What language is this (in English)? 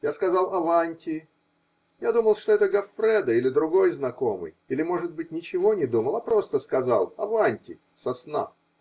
Russian